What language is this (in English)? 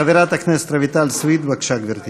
Hebrew